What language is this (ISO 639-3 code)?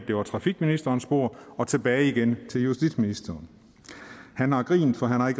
dan